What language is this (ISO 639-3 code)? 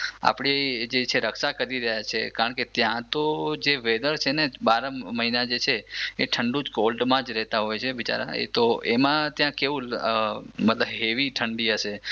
guj